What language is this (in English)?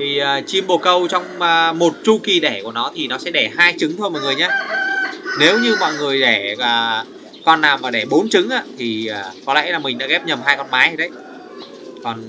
Vietnamese